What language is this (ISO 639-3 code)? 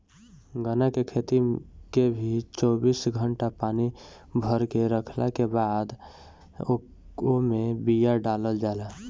bho